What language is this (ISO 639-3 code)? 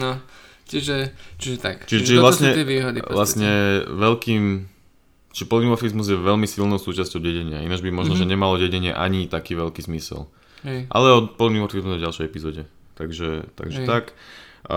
slk